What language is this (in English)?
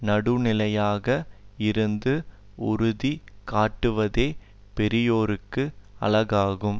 Tamil